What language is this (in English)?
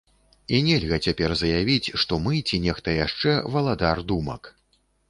Belarusian